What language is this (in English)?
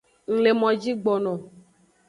Aja (Benin)